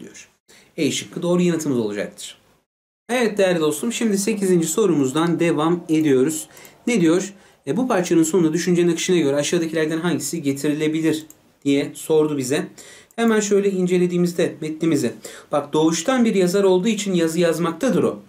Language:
Turkish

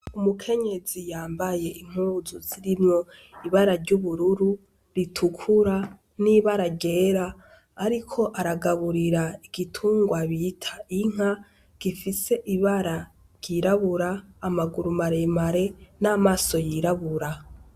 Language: Rundi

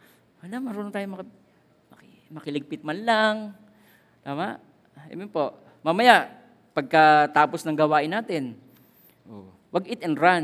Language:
Filipino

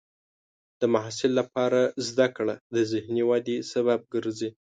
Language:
Pashto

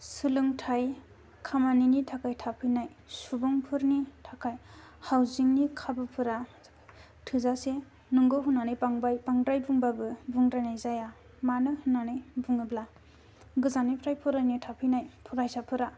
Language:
Bodo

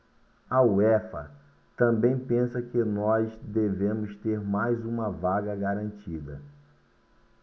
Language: Portuguese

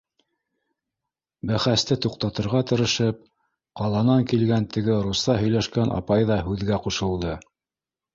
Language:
Bashkir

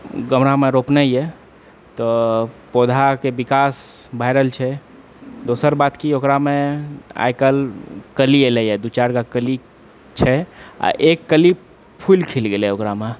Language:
Maithili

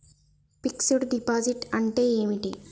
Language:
Telugu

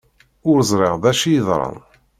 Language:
Kabyle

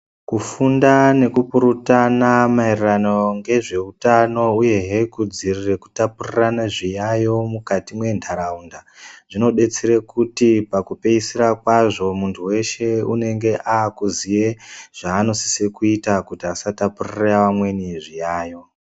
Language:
Ndau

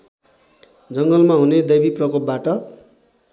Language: Nepali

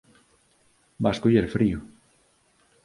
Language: Galician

